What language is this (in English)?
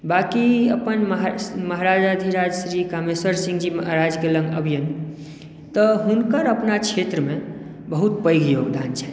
Maithili